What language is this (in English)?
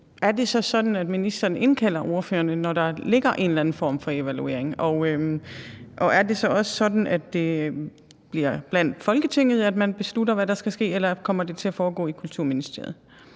Danish